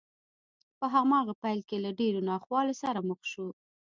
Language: Pashto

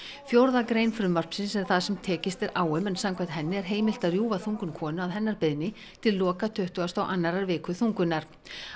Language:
Icelandic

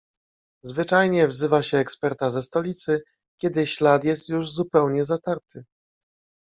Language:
Polish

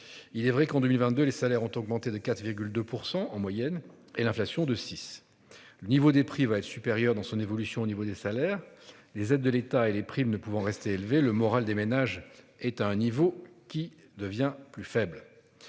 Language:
French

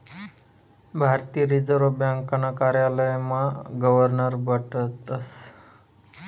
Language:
Marathi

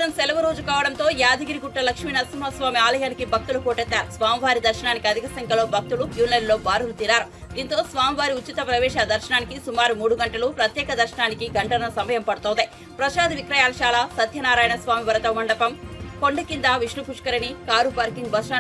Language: Telugu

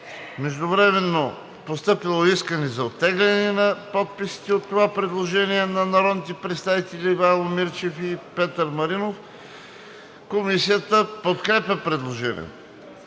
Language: Bulgarian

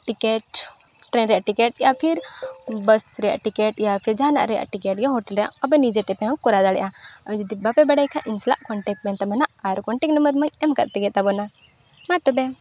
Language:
Santali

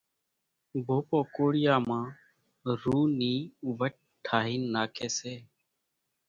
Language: Kachi Koli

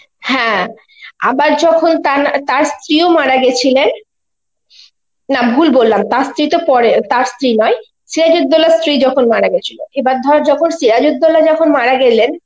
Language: Bangla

